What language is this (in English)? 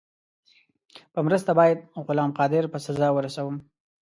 Pashto